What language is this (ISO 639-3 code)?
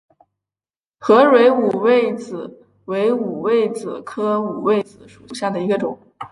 zho